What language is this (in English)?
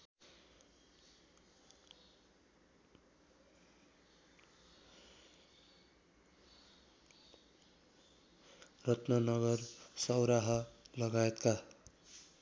Nepali